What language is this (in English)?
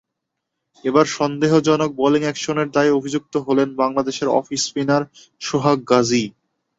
Bangla